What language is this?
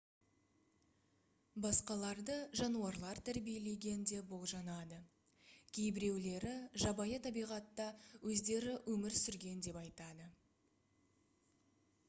Kazakh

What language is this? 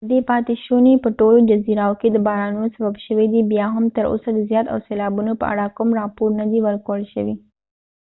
Pashto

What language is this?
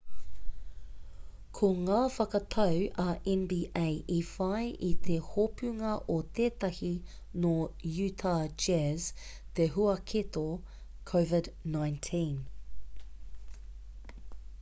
Māori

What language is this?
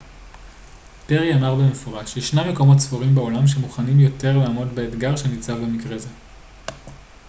Hebrew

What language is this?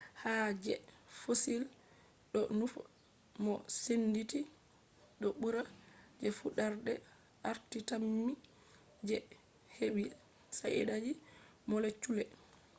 Fula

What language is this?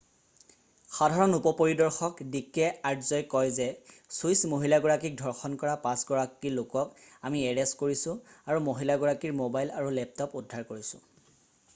Assamese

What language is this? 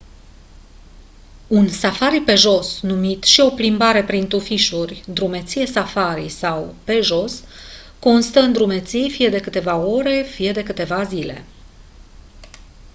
Romanian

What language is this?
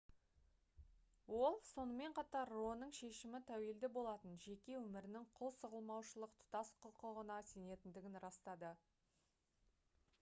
Kazakh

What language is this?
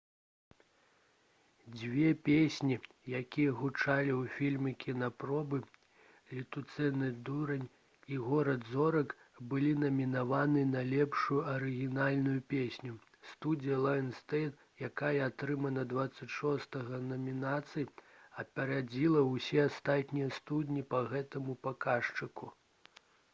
Belarusian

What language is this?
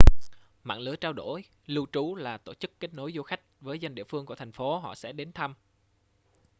Vietnamese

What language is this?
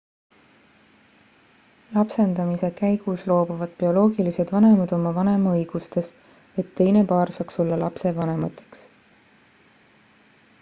Estonian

